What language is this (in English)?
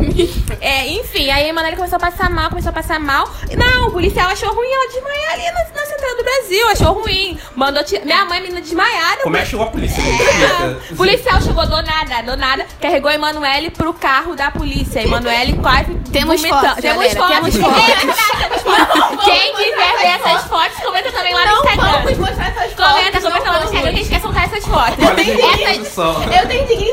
Portuguese